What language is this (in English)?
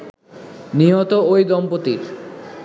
Bangla